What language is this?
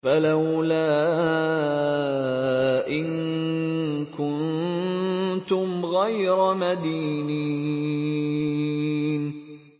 Arabic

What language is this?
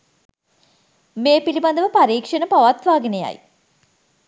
Sinhala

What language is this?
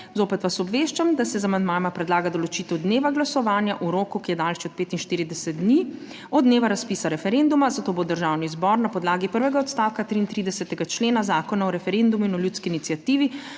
Slovenian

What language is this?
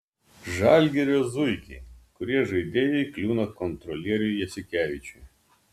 Lithuanian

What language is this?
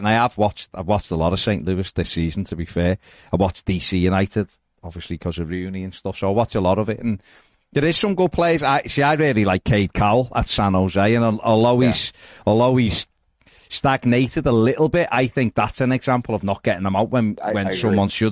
English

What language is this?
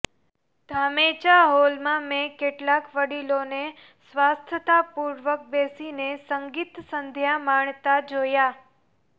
Gujarati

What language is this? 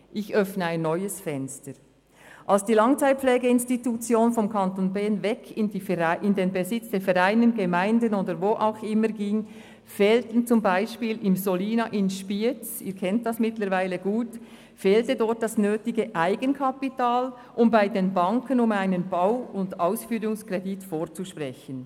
Swiss German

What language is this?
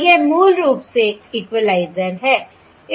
Hindi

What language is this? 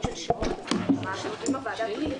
Hebrew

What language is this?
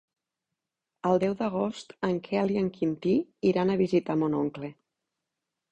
Catalan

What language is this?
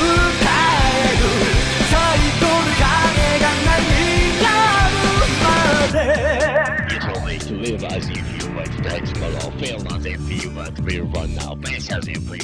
Turkish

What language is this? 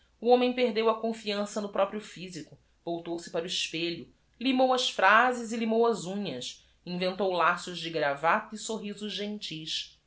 Portuguese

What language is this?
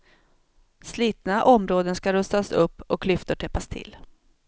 Swedish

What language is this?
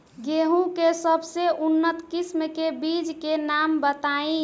Bhojpuri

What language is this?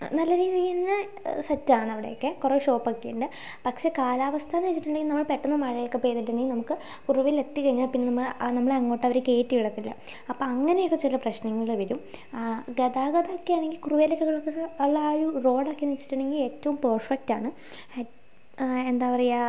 Malayalam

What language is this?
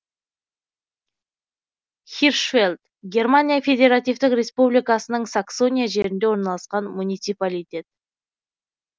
Kazakh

